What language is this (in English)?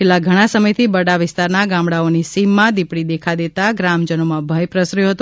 Gujarati